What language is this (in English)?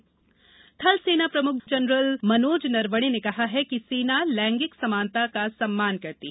Hindi